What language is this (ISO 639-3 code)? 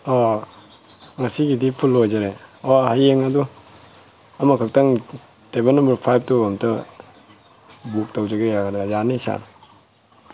mni